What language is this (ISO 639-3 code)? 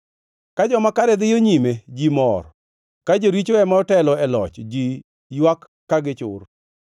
luo